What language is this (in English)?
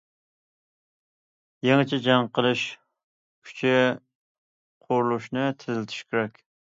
Uyghur